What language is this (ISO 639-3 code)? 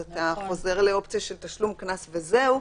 heb